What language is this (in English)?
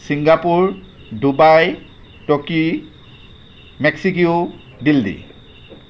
Assamese